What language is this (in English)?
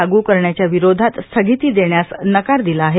Marathi